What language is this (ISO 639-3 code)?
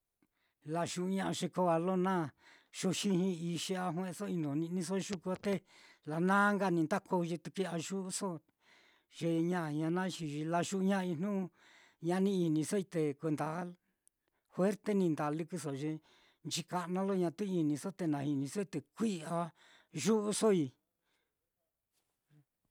vmm